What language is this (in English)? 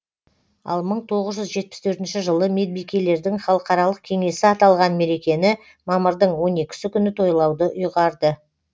Kazakh